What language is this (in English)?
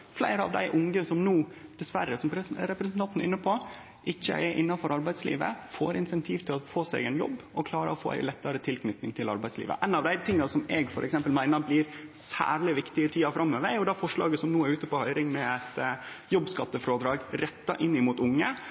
Norwegian Nynorsk